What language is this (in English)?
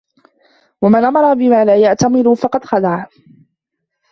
Arabic